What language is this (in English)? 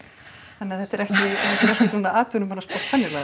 Icelandic